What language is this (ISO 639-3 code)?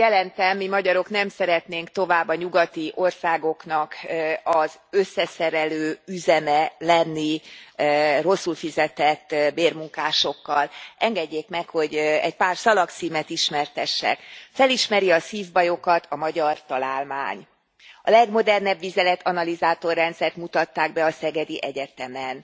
hun